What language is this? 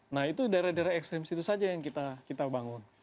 Indonesian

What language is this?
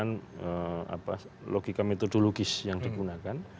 Indonesian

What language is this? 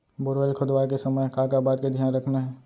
Chhattisgarhi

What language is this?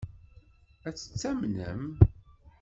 Kabyle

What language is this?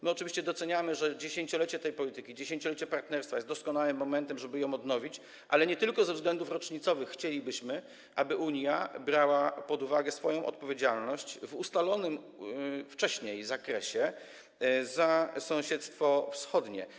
Polish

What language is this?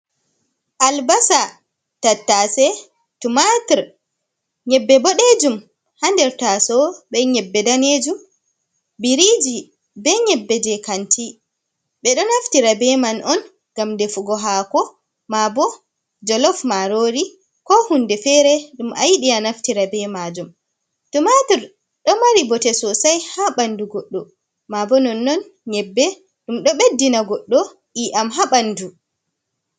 Fula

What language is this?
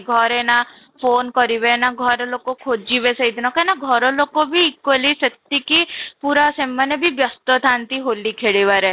Odia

